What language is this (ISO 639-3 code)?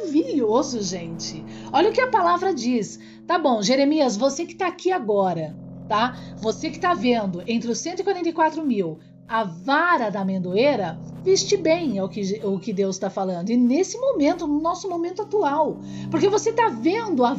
por